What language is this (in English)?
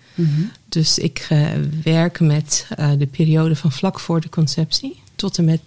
Dutch